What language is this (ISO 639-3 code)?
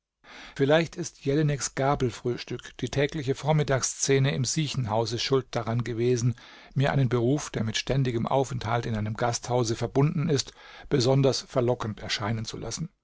deu